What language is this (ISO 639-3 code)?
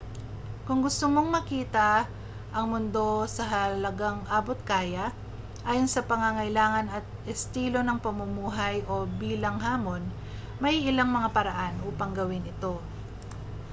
fil